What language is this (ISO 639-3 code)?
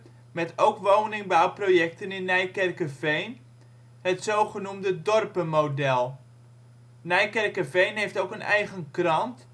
nld